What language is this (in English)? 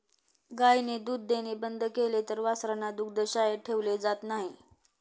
Marathi